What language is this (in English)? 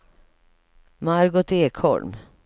Swedish